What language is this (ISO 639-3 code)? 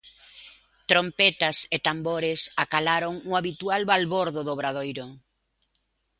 glg